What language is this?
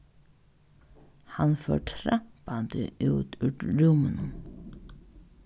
Faroese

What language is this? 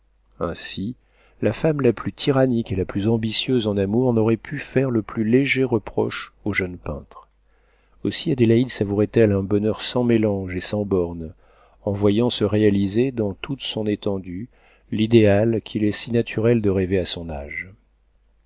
French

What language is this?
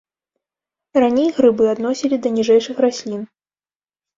Belarusian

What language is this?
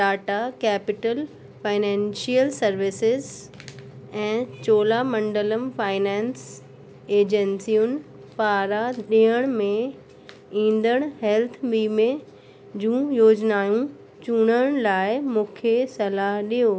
Sindhi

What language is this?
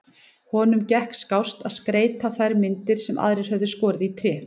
Icelandic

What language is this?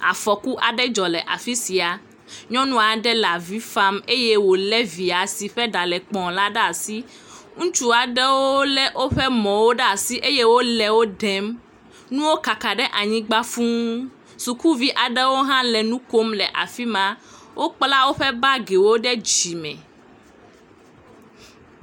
Ewe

